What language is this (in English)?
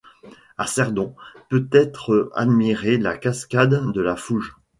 French